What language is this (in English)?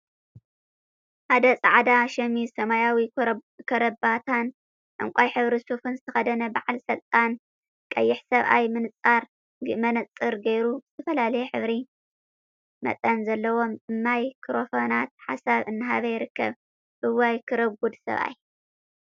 Tigrinya